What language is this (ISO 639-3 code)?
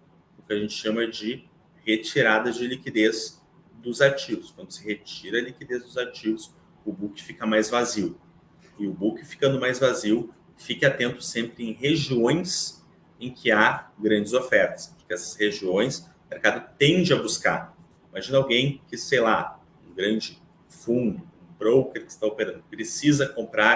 por